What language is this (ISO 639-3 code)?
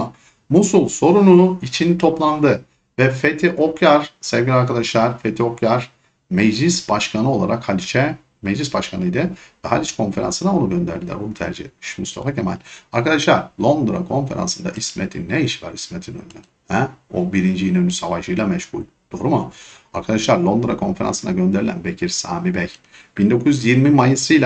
tur